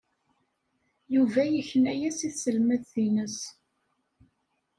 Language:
Kabyle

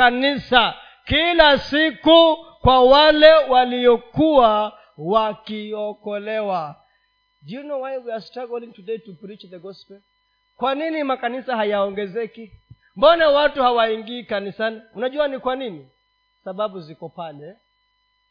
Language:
Swahili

